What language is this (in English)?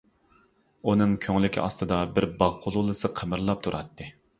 Uyghur